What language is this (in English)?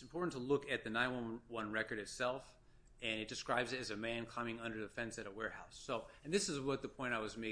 English